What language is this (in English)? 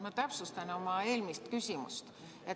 Estonian